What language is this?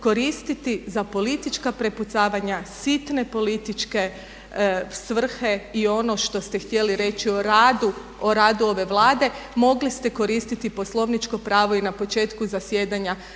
Croatian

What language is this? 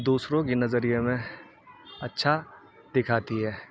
Urdu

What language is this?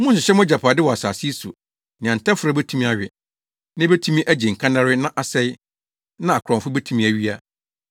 Akan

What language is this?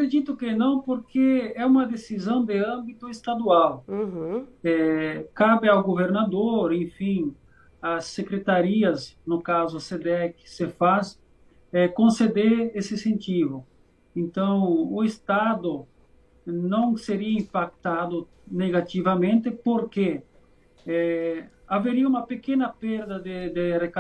Portuguese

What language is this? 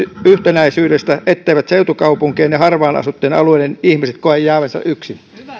Finnish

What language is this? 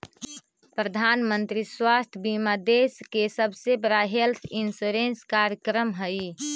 Magahi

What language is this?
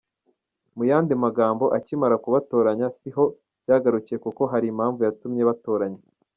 Kinyarwanda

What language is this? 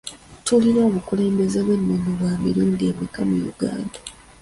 Ganda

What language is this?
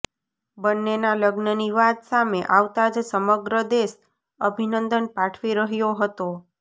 Gujarati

